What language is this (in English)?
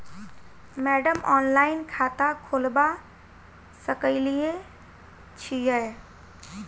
Maithili